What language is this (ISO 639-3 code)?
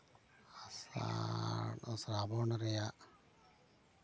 sat